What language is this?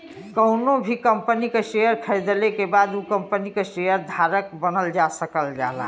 Bhojpuri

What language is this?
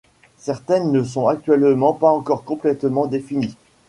French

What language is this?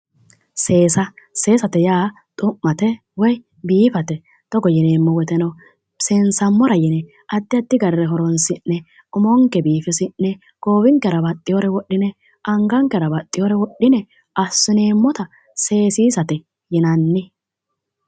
Sidamo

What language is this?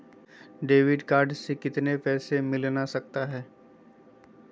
Magahi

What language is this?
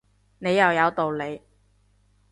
Cantonese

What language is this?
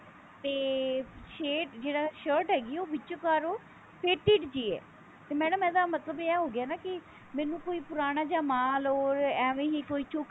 Punjabi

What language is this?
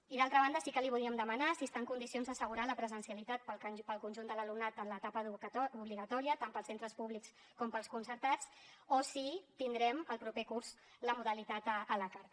Catalan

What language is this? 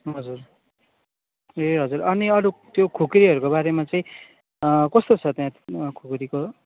Nepali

